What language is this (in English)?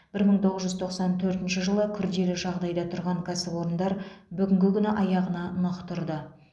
Kazakh